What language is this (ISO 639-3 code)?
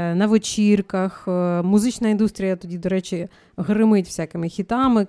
ukr